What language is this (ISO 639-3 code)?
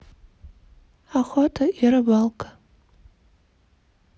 rus